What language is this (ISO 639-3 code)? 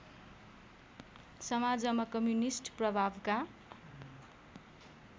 nep